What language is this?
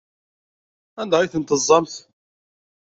Kabyle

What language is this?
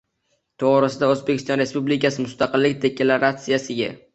Uzbek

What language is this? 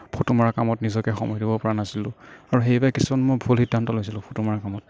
Assamese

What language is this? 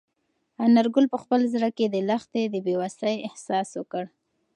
Pashto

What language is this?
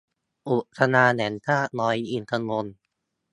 Thai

